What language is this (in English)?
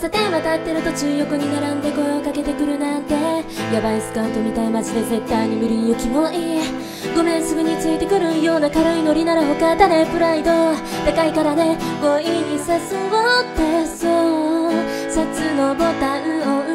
Japanese